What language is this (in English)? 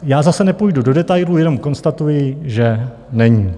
Czech